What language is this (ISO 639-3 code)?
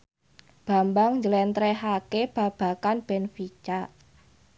jav